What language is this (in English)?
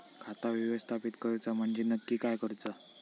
Marathi